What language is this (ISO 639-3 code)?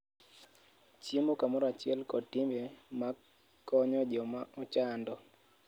luo